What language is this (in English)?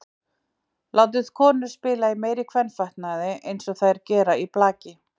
Icelandic